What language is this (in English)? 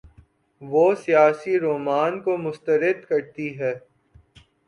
Urdu